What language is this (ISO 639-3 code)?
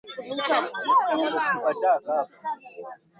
swa